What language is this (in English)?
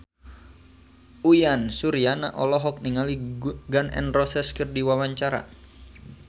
Sundanese